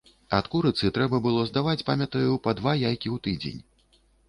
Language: Belarusian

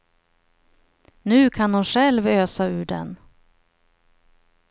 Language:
Swedish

